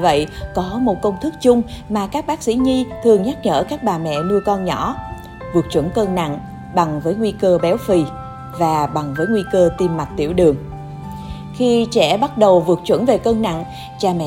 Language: Vietnamese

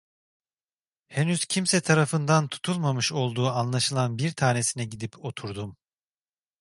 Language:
Turkish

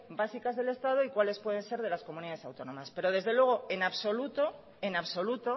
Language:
Spanish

